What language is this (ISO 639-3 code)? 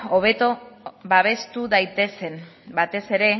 eus